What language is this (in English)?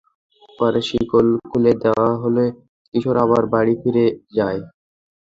Bangla